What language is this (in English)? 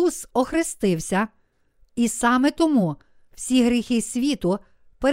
Ukrainian